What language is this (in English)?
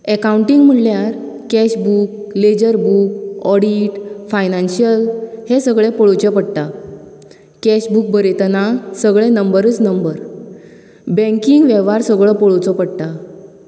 Konkani